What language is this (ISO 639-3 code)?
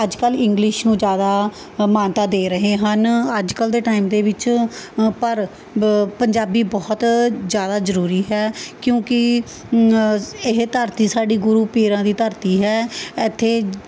pan